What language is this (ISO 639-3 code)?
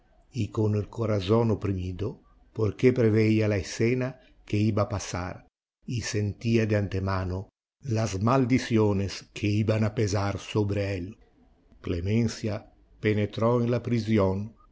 spa